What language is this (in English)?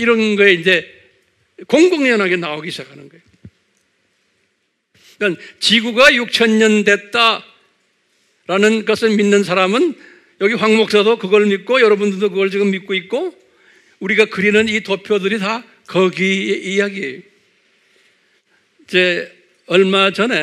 Korean